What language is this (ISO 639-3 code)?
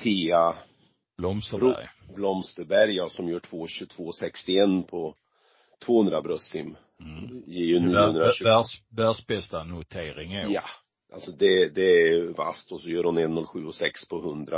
swe